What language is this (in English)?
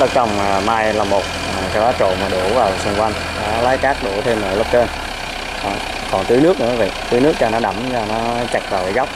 Vietnamese